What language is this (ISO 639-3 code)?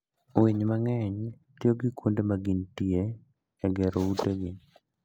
luo